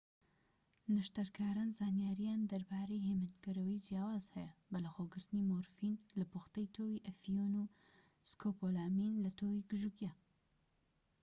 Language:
Central Kurdish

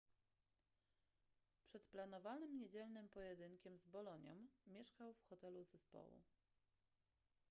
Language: Polish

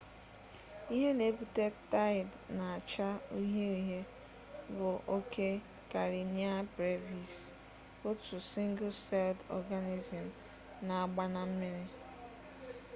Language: Igbo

